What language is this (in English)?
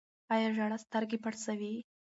Pashto